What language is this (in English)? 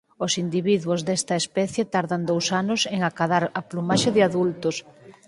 Galician